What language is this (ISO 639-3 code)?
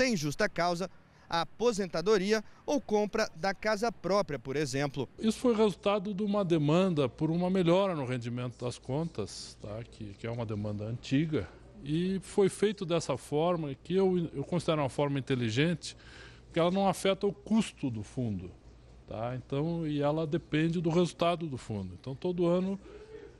por